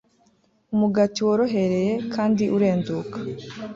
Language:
Kinyarwanda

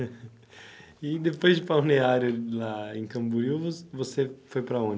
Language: Portuguese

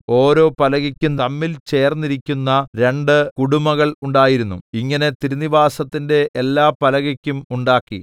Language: Malayalam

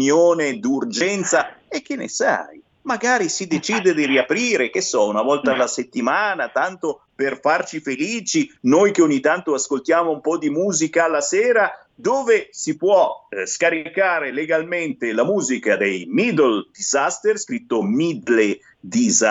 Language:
Italian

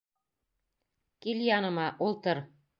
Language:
Bashkir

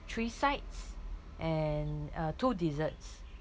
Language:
English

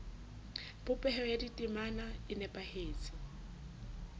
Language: Southern Sotho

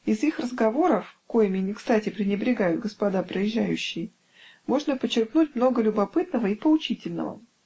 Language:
Russian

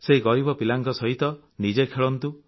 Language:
Odia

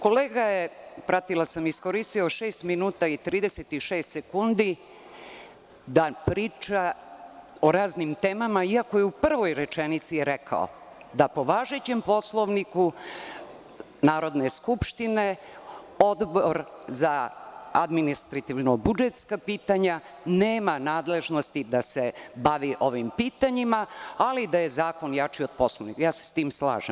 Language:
Serbian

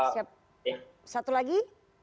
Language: Indonesian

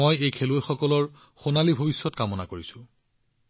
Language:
Assamese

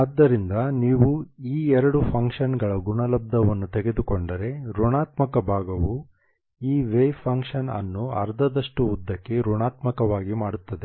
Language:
Kannada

